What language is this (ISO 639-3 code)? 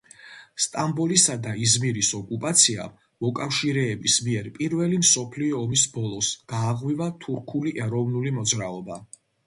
kat